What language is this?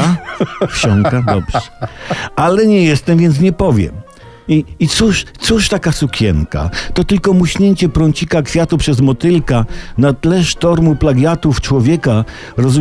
Polish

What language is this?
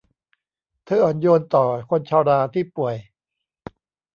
Thai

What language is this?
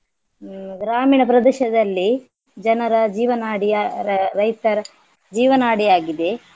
Kannada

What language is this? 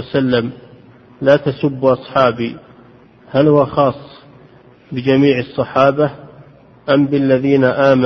Arabic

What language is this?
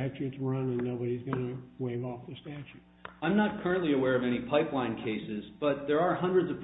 English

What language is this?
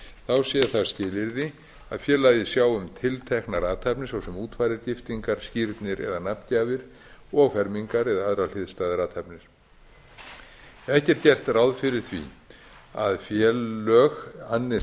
Icelandic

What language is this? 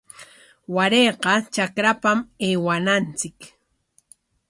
Corongo Ancash Quechua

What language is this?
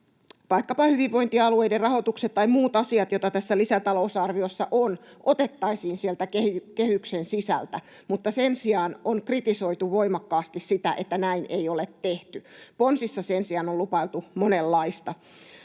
Finnish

